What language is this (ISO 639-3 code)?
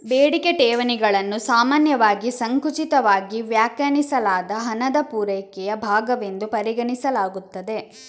kan